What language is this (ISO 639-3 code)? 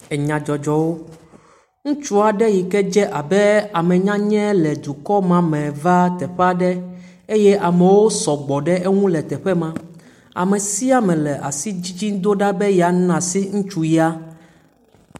ewe